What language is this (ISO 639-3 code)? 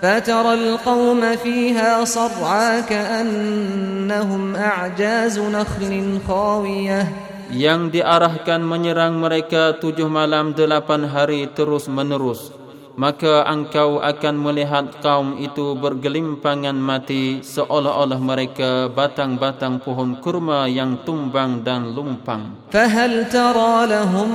msa